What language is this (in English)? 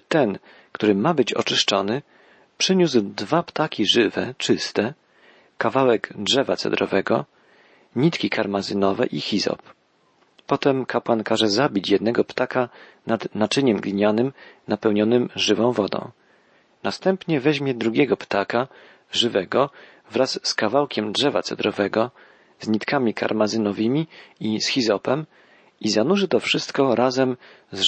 Polish